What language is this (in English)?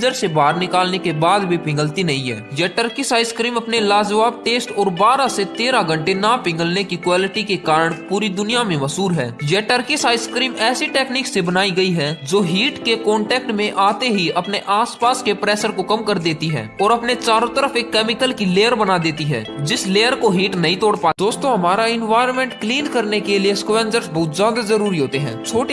Hindi